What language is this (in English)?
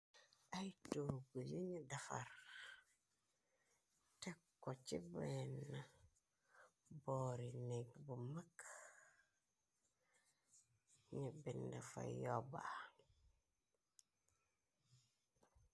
Wolof